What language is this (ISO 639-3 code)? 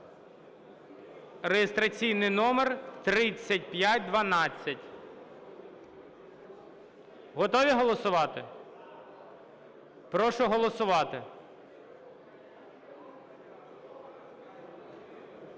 ukr